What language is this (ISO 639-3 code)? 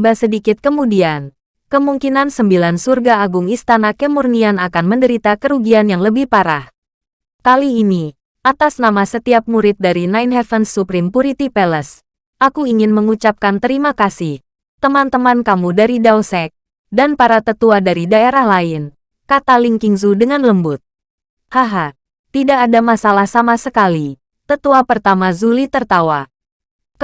ind